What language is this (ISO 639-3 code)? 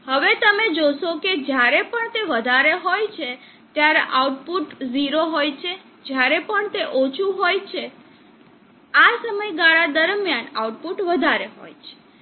guj